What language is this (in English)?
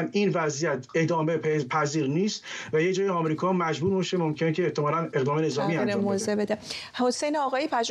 Persian